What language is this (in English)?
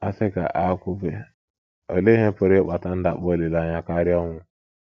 Igbo